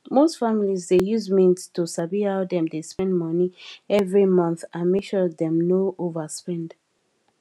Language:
Nigerian Pidgin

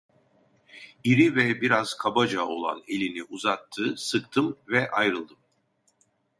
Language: Turkish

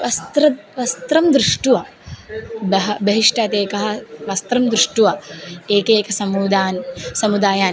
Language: Sanskrit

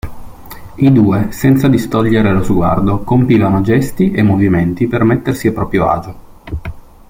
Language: Italian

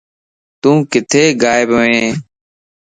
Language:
Lasi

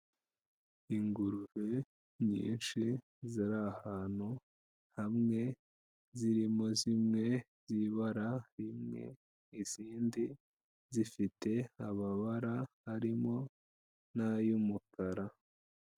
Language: Kinyarwanda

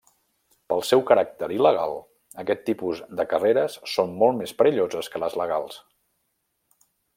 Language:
Catalan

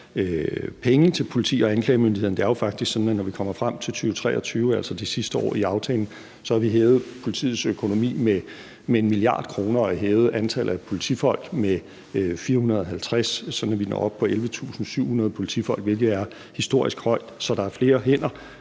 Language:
Danish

